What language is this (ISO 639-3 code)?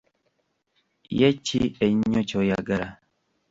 lug